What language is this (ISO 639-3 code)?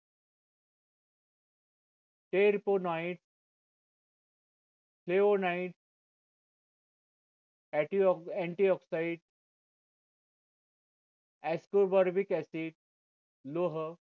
mar